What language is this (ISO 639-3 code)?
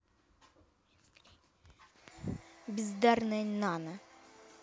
rus